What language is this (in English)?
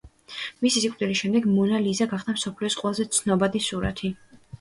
Georgian